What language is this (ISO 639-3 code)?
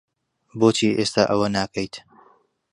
ckb